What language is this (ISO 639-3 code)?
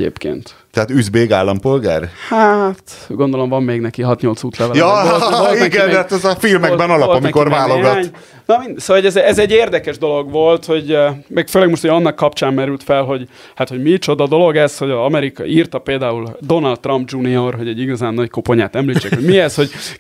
hun